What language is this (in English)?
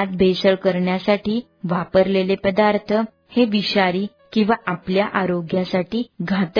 Marathi